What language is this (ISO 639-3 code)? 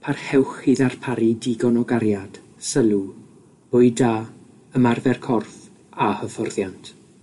cym